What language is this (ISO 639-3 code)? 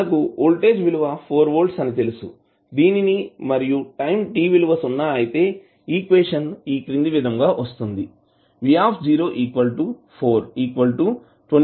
tel